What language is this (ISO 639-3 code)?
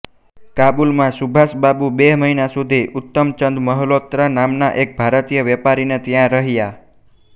guj